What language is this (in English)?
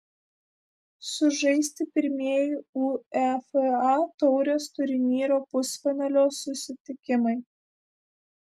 Lithuanian